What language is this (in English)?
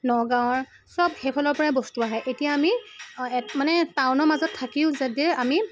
Assamese